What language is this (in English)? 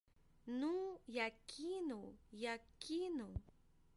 Belarusian